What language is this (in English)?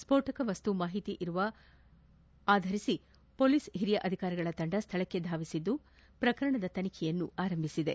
Kannada